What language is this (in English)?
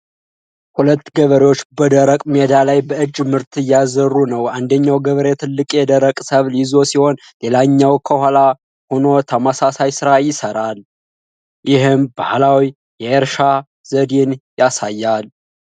Amharic